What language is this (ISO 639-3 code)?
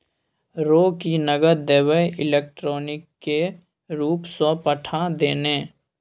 mai